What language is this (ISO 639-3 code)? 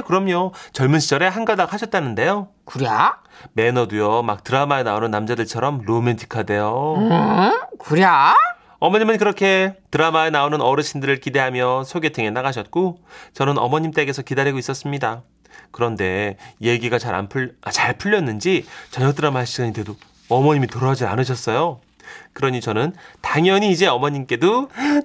kor